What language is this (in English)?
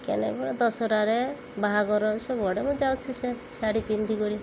Odia